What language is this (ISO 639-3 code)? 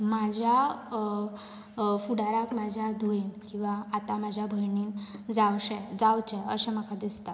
kok